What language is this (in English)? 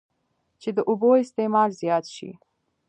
Pashto